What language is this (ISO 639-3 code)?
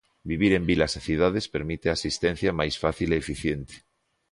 glg